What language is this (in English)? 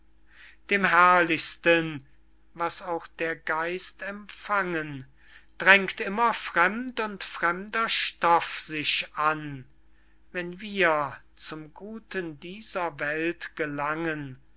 German